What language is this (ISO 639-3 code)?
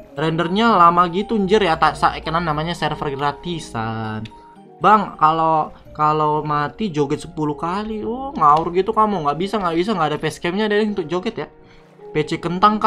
ind